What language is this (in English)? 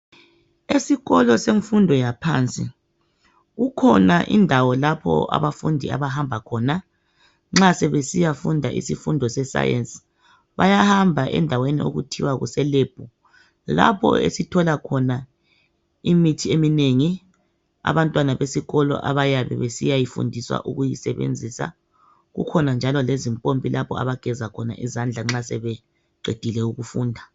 North Ndebele